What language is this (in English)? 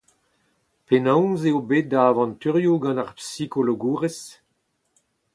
Breton